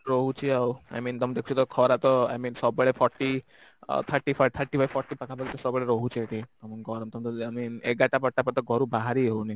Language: Odia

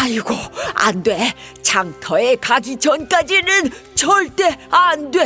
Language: Korean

